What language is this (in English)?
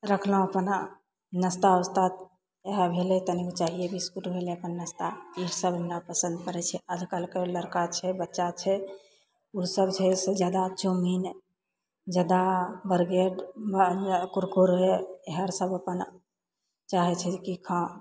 Maithili